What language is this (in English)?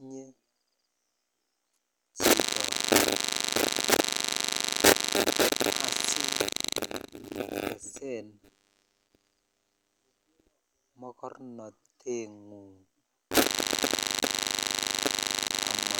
Kalenjin